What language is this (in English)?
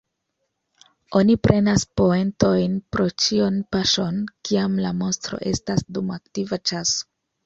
Esperanto